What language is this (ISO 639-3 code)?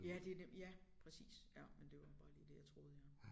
dan